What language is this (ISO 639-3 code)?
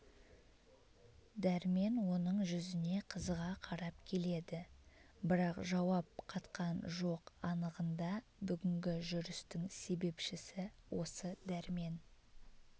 kaz